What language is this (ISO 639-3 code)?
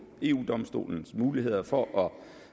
dan